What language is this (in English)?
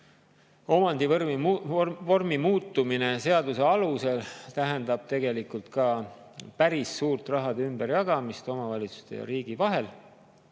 Estonian